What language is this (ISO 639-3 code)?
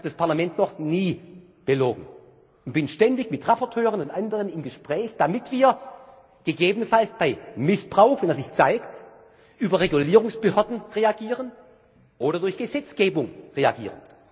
deu